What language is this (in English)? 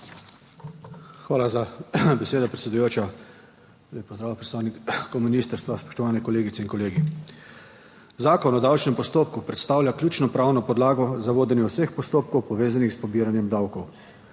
Slovenian